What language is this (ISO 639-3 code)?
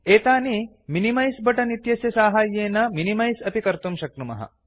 san